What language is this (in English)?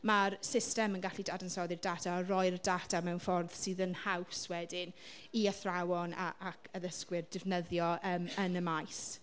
Welsh